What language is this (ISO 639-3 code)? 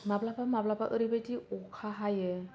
brx